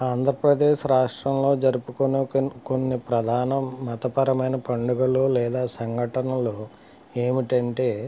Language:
Telugu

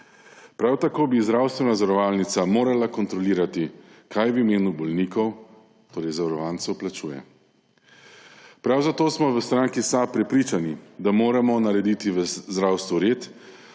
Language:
Slovenian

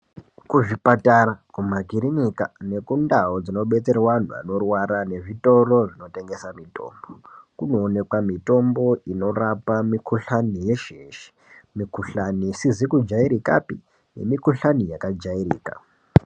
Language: Ndau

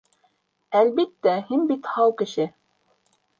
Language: Bashkir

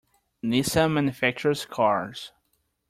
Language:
English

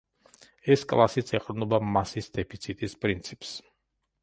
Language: Georgian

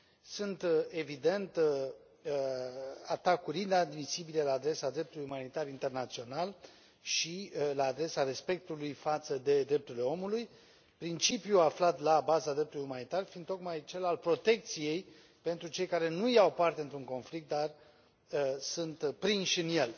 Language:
Romanian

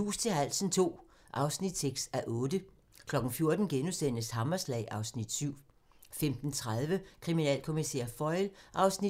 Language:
Danish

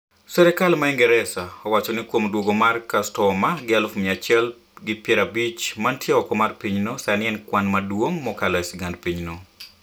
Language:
Luo (Kenya and Tanzania)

